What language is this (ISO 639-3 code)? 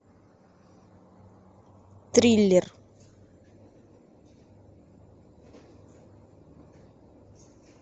rus